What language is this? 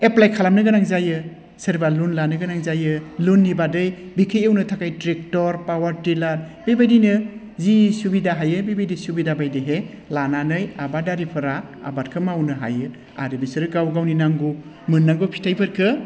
Bodo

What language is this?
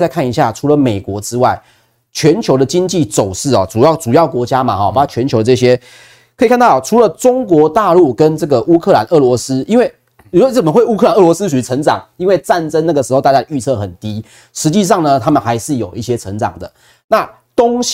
Chinese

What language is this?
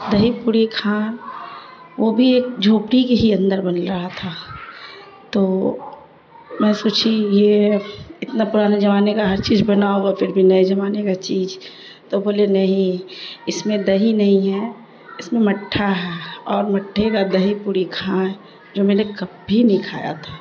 Urdu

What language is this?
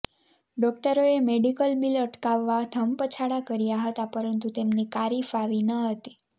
Gujarati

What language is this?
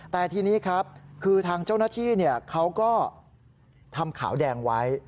Thai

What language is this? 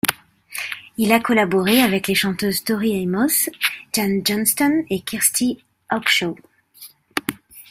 French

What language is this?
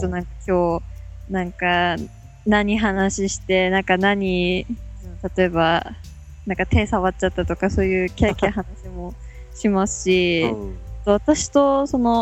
Japanese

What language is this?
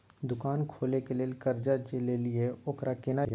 Maithili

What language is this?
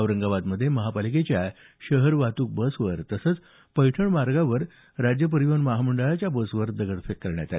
Marathi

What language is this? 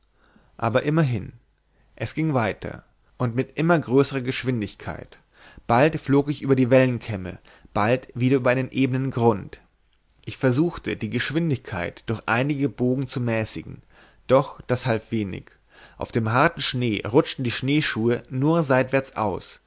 German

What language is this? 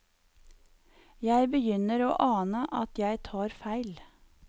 Norwegian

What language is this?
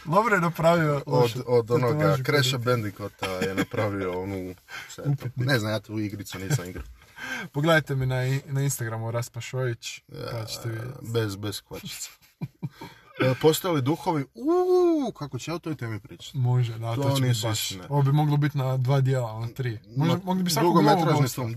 Croatian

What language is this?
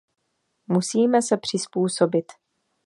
Czech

